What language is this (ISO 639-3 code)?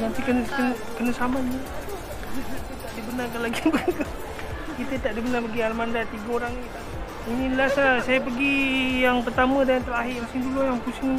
msa